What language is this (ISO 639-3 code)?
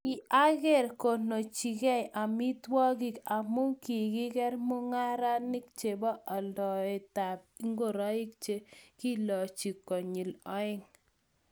kln